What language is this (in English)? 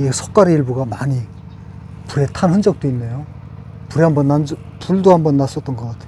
Korean